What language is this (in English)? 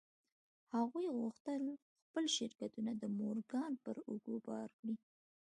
Pashto